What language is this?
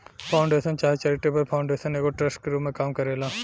Bhojpuri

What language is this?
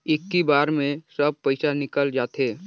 Chhattisgarhi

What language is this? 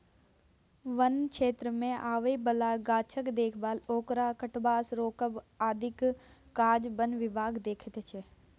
Maithili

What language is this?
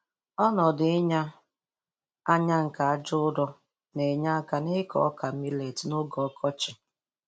Igbo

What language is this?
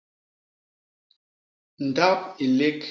Basaa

